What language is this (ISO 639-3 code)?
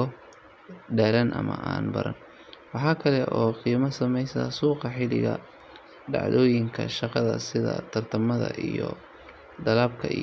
som